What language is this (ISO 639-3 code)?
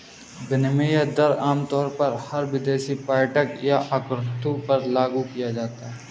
hin